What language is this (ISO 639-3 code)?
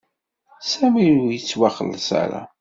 kab